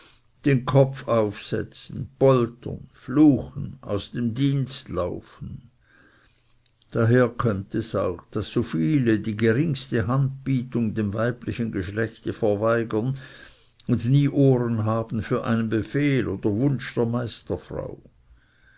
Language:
German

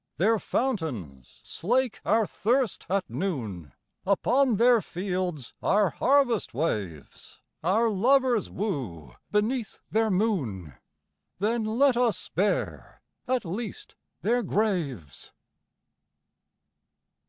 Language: English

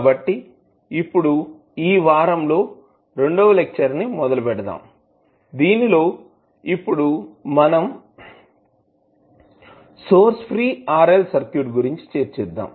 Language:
Telugu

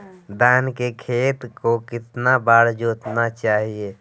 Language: Magahi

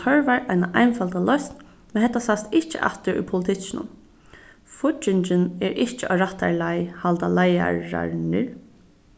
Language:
Faroese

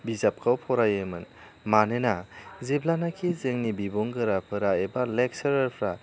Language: Bodo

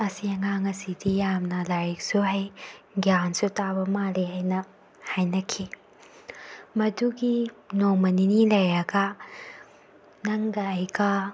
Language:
Manipuri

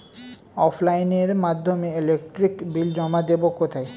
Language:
Bangla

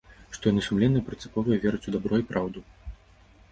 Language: Belarusian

